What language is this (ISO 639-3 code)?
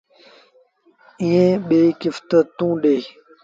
sbn